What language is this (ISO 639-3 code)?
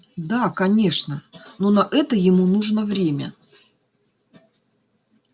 rus